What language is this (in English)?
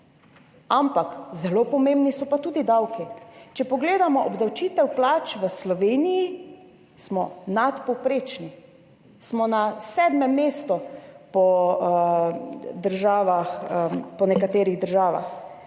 Slovenian